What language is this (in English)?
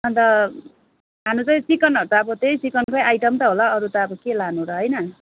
Nepali